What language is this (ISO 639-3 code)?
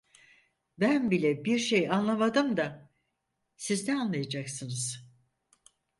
tur